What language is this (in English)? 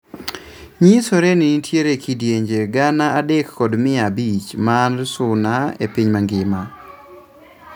Luo (Kenya and Tanzania)